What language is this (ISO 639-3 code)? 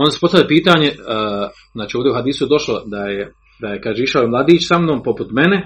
hrv